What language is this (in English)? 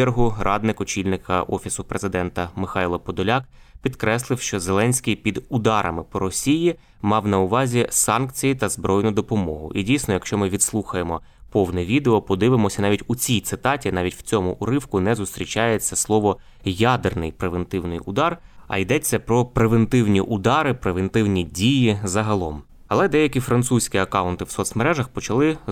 Ukrainian